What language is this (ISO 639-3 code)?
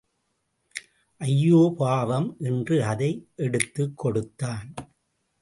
tam